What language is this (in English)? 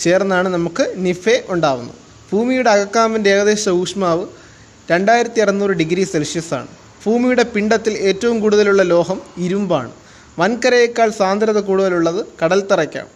Malayalam